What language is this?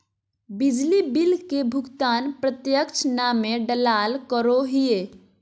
Magahi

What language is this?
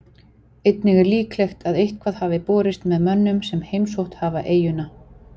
Icelandic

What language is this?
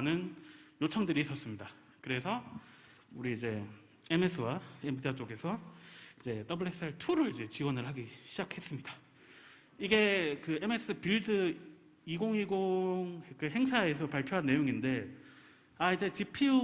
Korean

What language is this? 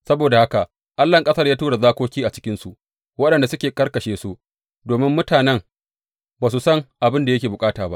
Hausa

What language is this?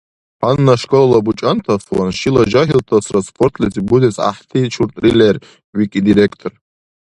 Dargwa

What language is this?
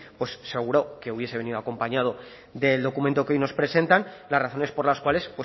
Spanish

